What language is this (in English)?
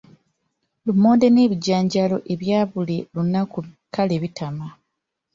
Ganda